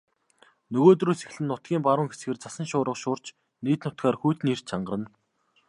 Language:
Mongolian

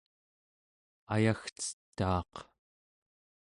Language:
Central Yupik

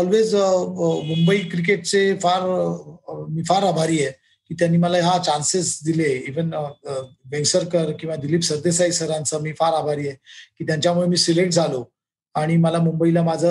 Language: Marathi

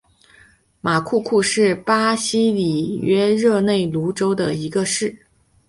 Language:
Chinese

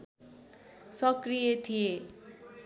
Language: Nepali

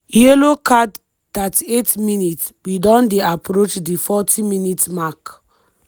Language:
Nigerian Pidgin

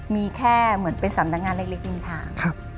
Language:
Thai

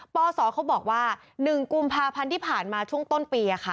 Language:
Thai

